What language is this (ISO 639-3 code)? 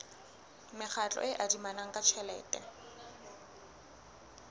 sot